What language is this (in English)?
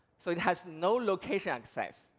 English